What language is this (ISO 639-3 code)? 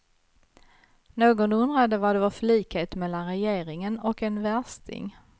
swe